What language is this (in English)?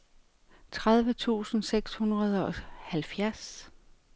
Danish